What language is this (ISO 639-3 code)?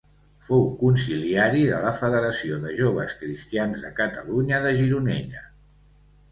cat